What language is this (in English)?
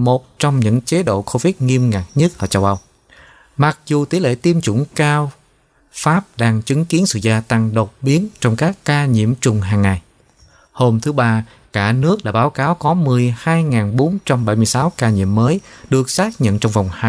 Vietnamese